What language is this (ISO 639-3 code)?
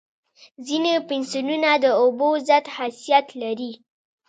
pus